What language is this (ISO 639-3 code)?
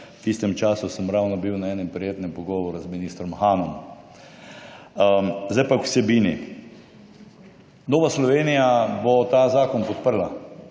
slv